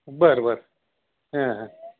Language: Marathi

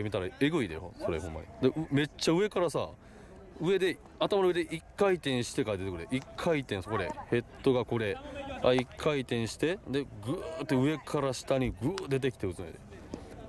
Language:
Japanese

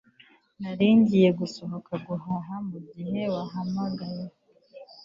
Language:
Kinyarwanda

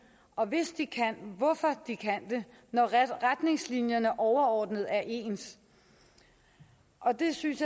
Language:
Danish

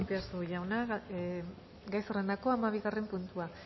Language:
Basque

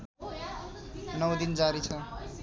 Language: Nepali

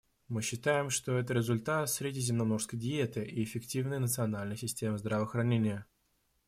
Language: Russian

